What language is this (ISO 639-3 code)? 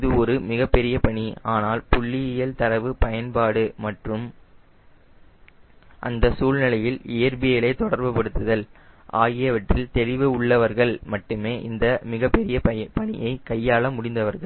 tam